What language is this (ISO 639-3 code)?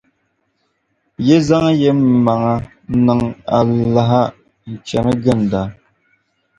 dag